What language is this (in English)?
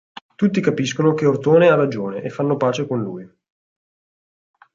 Italian